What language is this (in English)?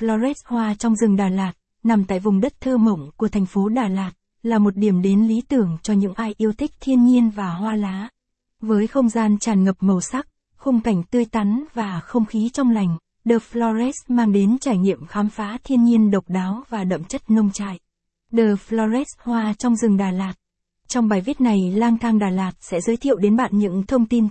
Vietnamese